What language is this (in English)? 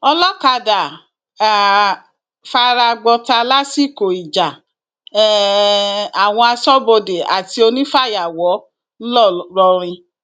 Yoruba